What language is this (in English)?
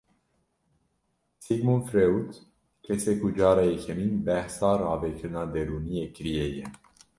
Kurdish